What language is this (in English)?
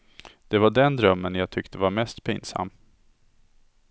Swedish